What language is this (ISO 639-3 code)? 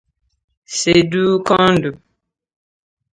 ibo